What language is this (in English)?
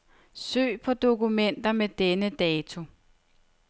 Danish